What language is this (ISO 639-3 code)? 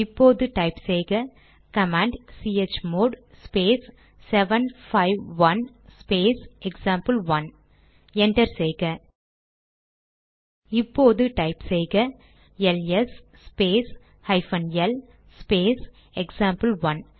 tam